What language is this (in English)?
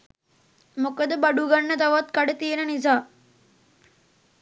Sinhala